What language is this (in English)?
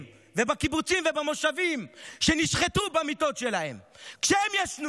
Hebrew